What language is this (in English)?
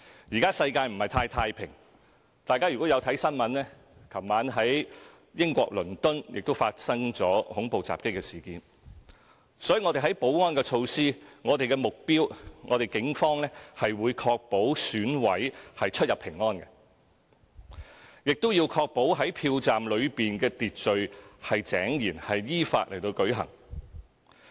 Cantonese